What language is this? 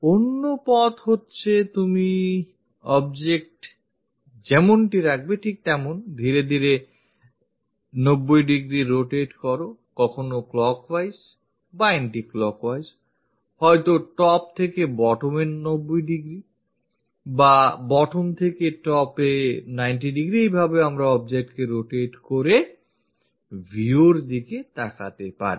Bangla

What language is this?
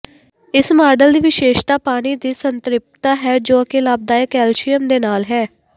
Punjabi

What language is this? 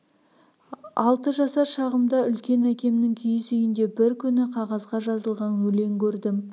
Kazakh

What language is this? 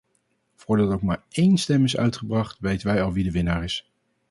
Dutch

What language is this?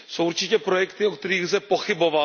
Czech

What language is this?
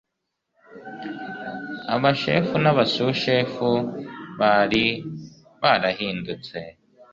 Kinyarwanda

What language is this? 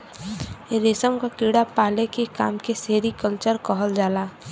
Bhojpuri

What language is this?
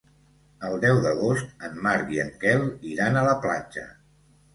Catalan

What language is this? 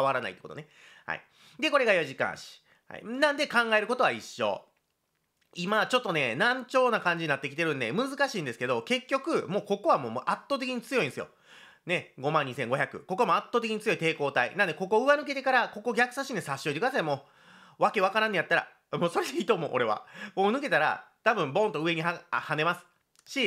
Japanese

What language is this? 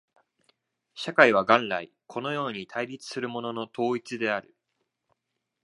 Japanese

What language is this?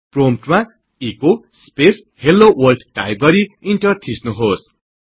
Nepali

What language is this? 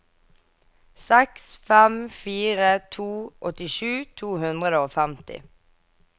Norwegian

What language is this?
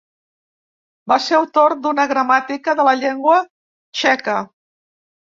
Catalan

